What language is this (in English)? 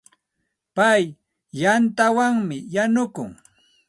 Santa Ana de Tusi Pasco Quechua